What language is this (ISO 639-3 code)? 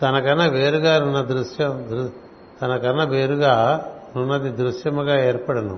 tel